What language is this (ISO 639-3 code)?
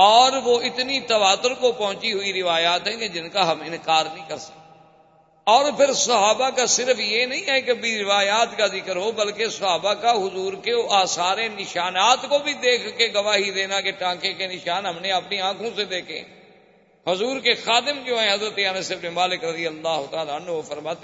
urd